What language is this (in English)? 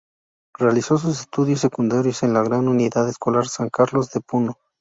Spanish